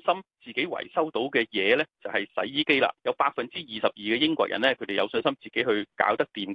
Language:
Chinese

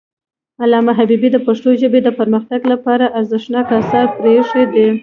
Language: Pashto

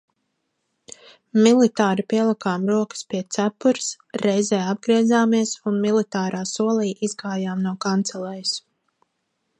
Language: Latvian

